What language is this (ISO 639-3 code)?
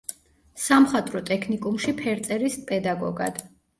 kat